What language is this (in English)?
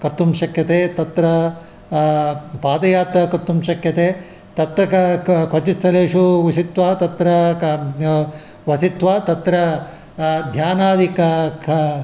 Sanskrit